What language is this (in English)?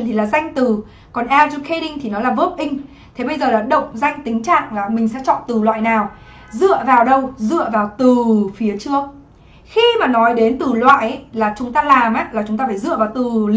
Vietnamese